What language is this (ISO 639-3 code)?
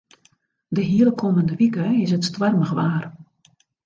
fry